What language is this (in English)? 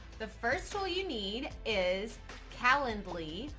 English